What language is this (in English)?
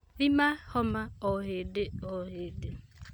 Kikuyu